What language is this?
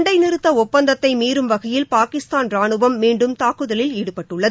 Tamil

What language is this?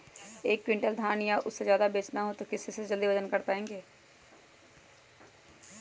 Magahi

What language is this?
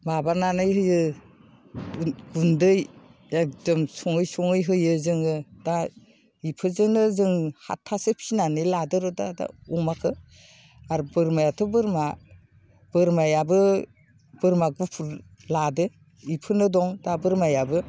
Bodo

